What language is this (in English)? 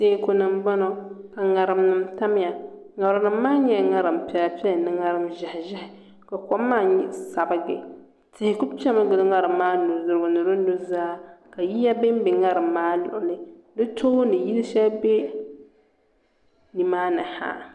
Dagbani